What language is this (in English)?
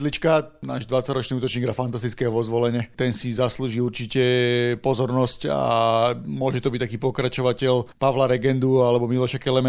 Slovak